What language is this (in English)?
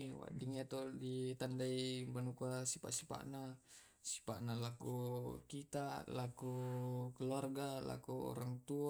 Tae'